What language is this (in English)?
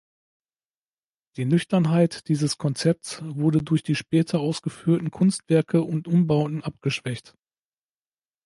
German